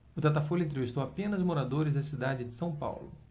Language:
Portuguese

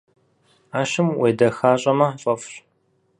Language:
Kabardian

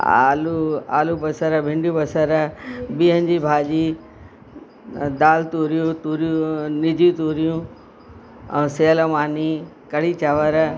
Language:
Sindhi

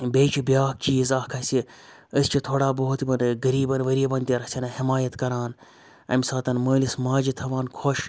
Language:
Kashmiri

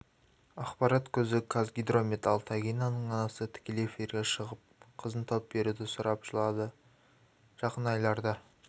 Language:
Kazakh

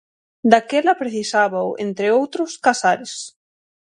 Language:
Galician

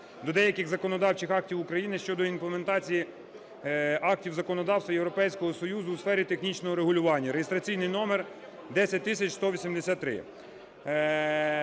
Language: Ukrainian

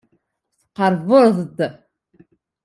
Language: Kabyle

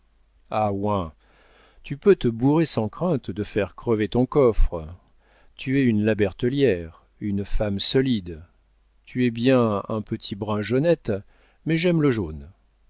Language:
French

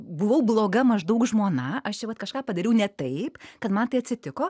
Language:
Lithuanian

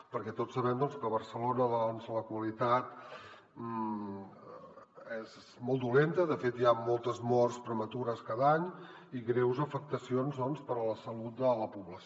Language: Catalan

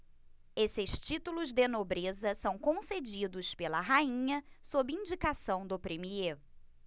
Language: Portuguese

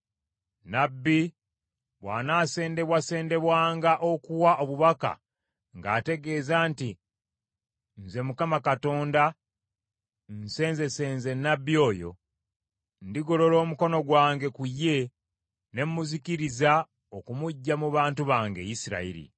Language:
Ganda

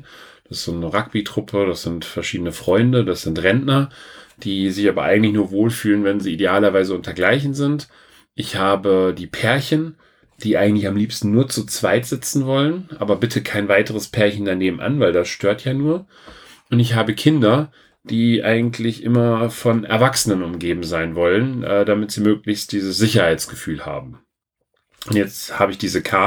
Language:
German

